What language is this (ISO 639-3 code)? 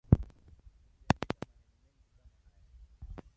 swa